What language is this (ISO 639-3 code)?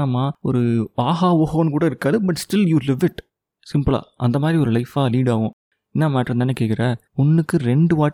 tam